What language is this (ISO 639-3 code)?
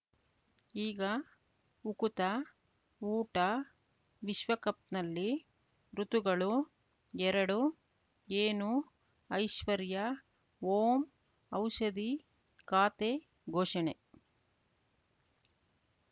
kan